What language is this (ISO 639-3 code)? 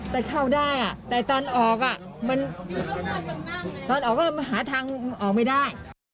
tha